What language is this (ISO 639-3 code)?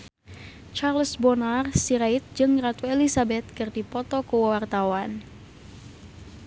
sun